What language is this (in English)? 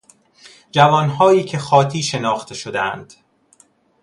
Persian